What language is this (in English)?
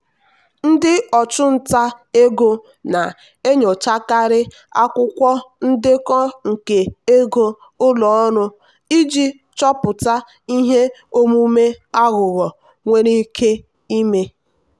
Igbo